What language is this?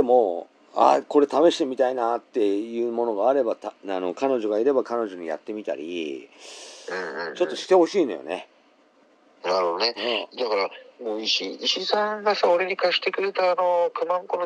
Japanese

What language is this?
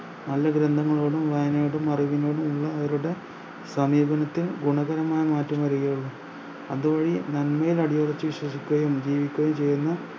Malayalam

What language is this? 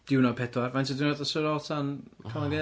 Welsh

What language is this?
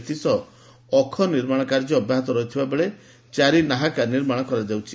Odia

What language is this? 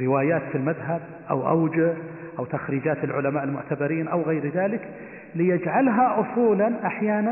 Arabic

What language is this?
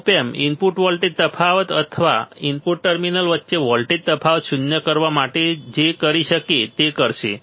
Gujarati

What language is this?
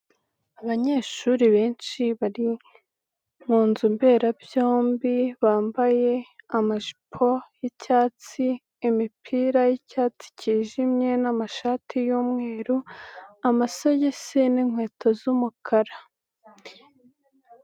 Kinyarwanda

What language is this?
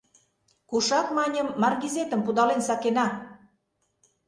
Mari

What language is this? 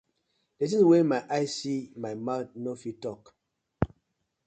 Nigerian Pidgin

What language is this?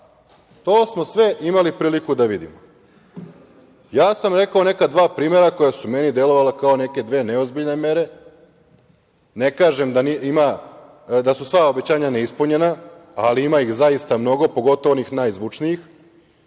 Serbian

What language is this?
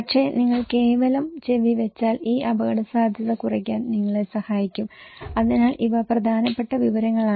Malayalam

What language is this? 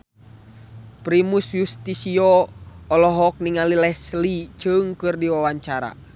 Sundanese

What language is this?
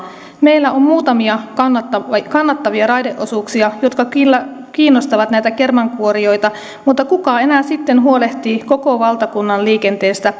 Finnish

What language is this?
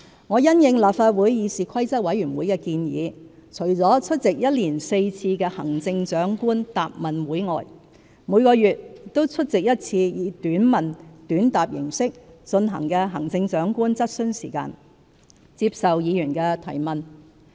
Cantonese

